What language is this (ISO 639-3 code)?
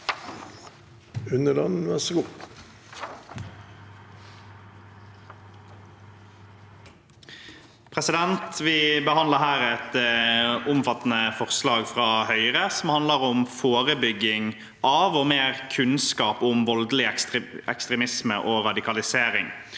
nor